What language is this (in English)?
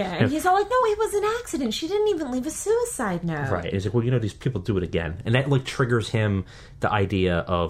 English